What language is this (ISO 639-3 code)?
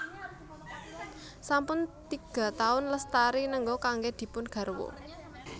jav